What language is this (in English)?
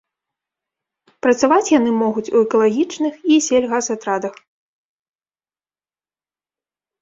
Belarusian